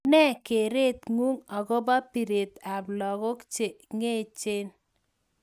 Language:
Kalenjin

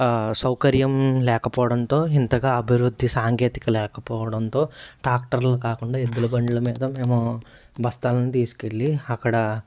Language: Telugu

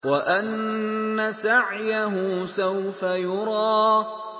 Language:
Arabic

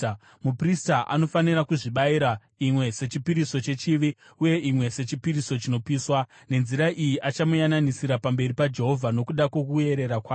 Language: Shona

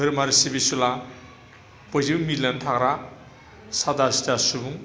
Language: Bodo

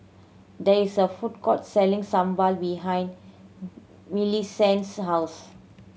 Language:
English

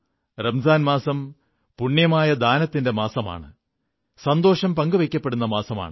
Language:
Malayalam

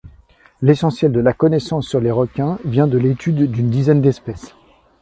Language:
French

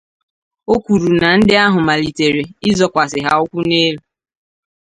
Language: Igbo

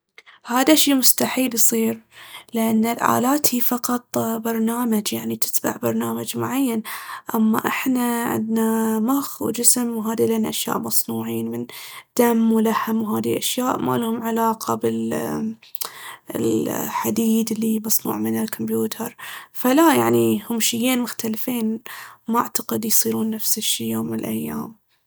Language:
Baharna Arabic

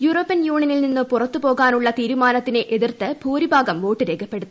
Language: Malayalam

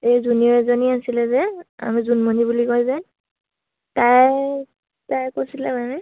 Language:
Assamese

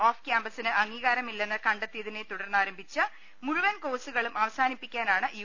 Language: Malayalam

